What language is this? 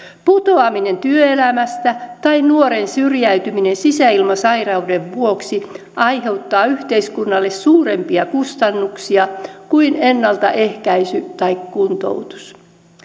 Finnish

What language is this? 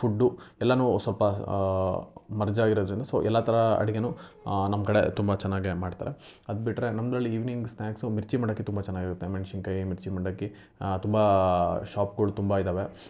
Kannada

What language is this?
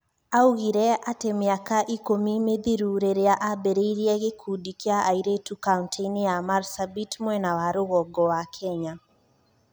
Kikuyu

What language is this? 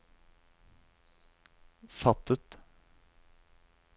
Norwegian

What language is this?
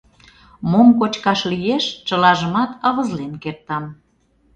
Mari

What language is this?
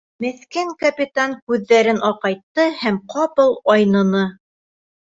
Bashkir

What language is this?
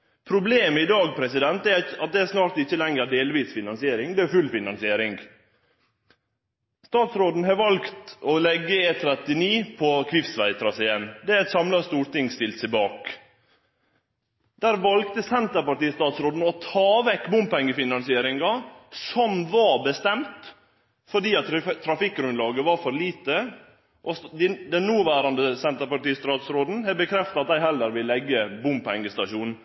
Norwegian Nynorsk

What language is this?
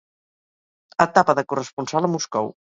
Catalan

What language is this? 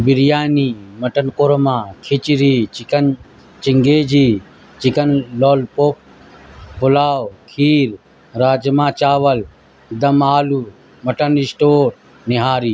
Urdu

